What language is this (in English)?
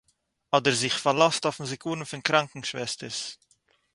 Yiddish